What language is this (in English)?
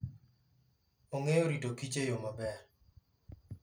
Luo (Kenya and Tanzania)